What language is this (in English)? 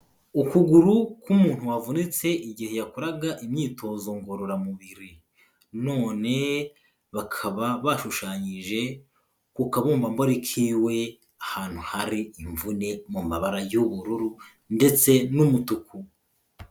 Kinyarwanda